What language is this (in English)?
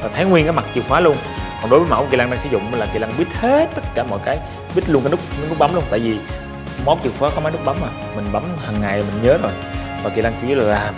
Vietnamese